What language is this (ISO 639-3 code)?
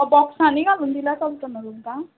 kok